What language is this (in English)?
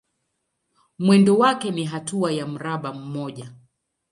Swahili